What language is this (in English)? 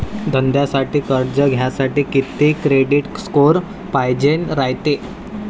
Marathi